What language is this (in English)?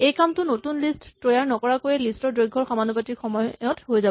Assamese